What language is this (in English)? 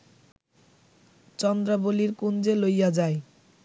Bangla